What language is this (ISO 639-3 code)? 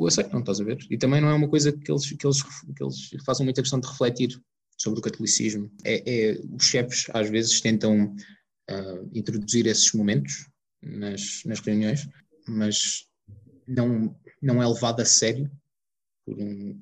por